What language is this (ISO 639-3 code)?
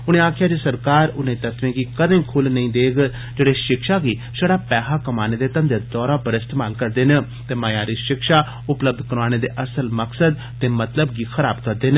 doi